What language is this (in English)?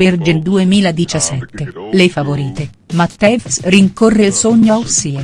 Italian